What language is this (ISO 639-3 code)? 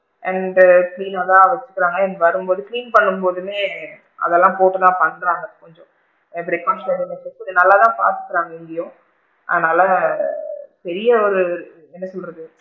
tam